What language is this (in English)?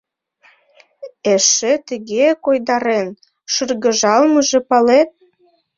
Mari